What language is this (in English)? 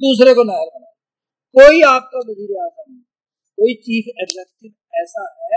Urdu